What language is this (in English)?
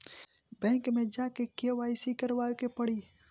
Bhojpuri